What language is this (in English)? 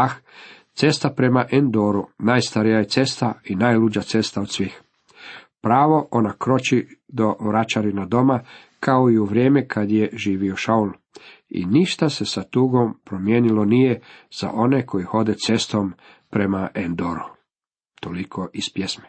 Croatian